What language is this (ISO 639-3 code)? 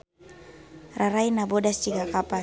sun